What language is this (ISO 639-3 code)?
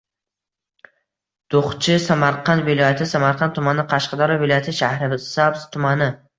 uzb